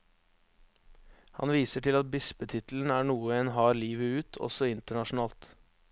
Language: Norwegian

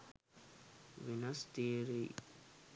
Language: Sinhala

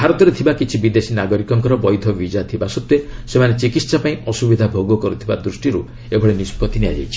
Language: Odia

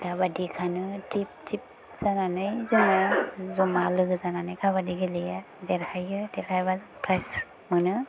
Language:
Bodo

